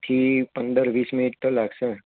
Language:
Gujarati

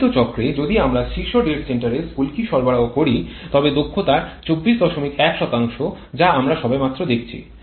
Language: Bangla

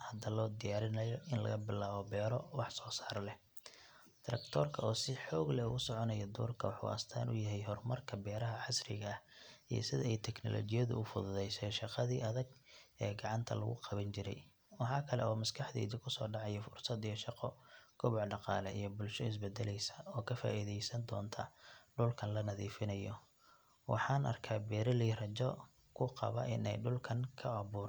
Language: Somali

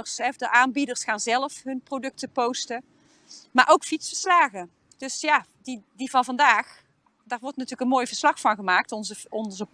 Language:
Dutch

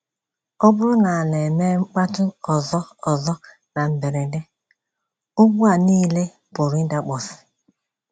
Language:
Igbo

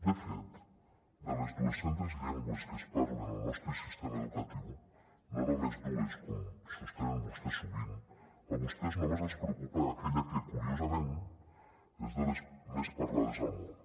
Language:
Catalan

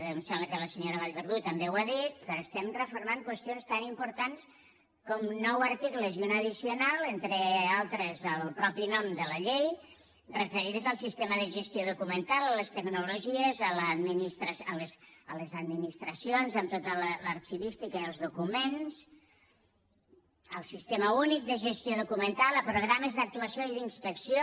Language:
Catalan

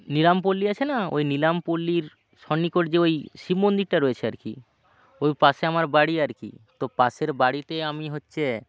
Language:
Bangla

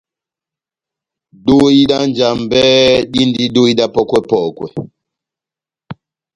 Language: Batanga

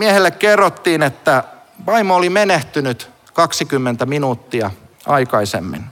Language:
Finnish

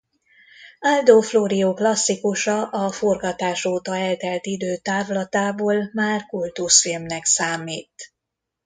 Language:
Hungarian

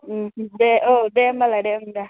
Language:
Bodo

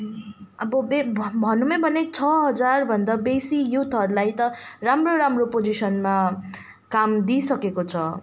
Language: Nepali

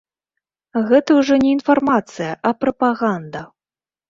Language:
Belarusian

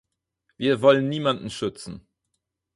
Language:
German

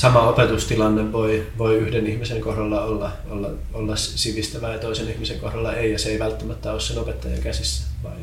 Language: Finnish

